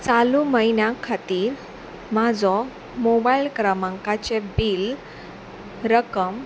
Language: Konkani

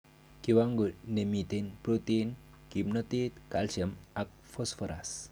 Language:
Kalenjin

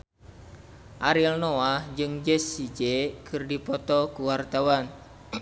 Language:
Sundanese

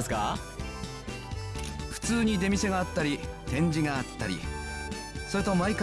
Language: Indonesian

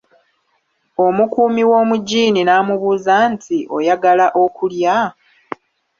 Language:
Ganda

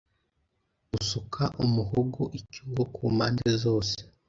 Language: Kinyarwanda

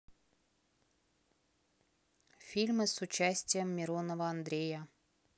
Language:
Russian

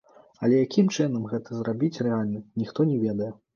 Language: Belarusian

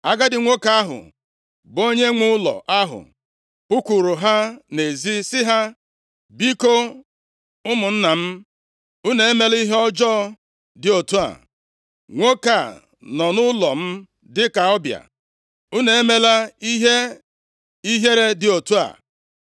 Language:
Igbo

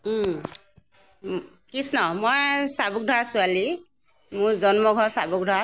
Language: Assamese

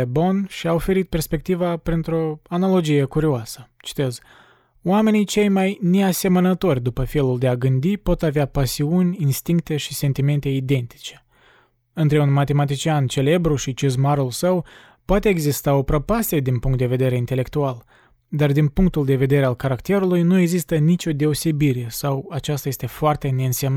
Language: Romanian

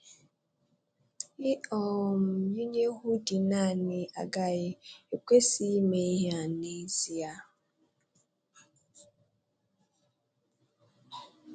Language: Igbo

